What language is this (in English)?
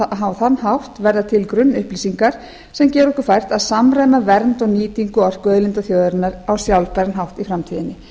Icelandic